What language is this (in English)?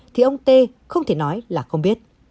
Vietnamese